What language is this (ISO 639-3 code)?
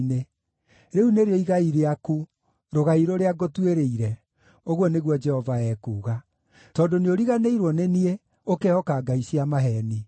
kik